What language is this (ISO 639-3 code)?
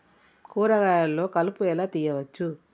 tel